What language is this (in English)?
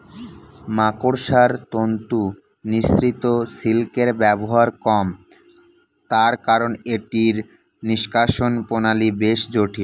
Bangla